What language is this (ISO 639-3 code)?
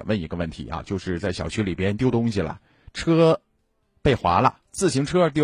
zho